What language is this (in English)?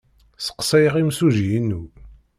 Kabyle